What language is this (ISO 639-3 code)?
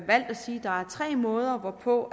dan